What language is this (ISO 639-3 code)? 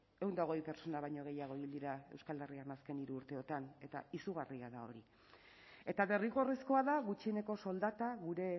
eus